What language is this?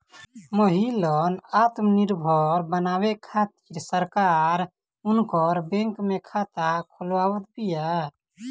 Bhojpuri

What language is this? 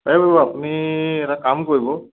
Assamese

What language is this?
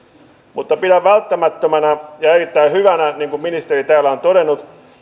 Finnish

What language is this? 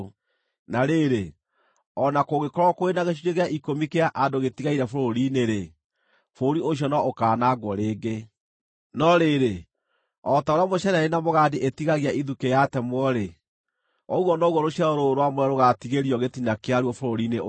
Kikuyu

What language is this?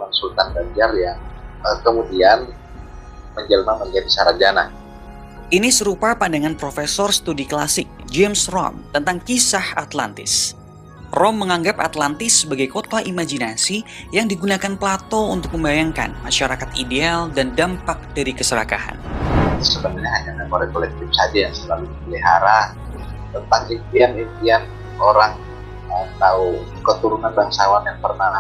Indonesian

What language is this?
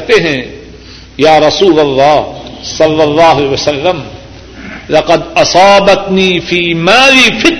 Urdu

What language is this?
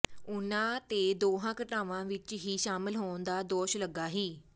Punjabi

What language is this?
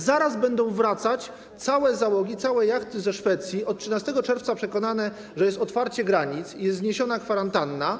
Polish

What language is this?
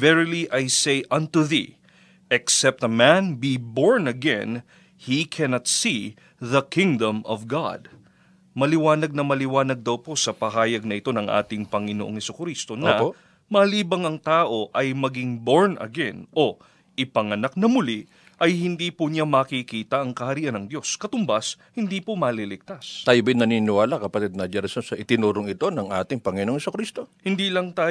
Filipino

